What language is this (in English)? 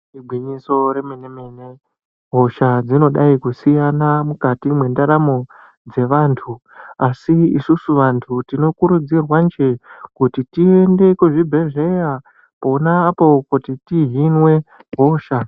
Ndau